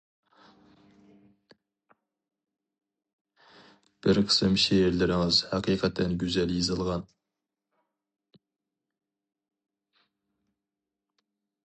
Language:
Uyghur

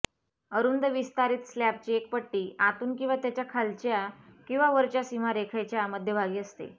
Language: Marathi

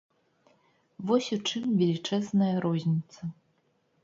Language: Belarusian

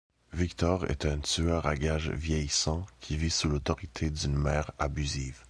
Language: French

